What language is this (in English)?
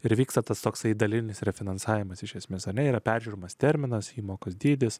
Lithuanian